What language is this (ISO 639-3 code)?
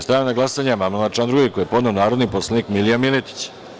srp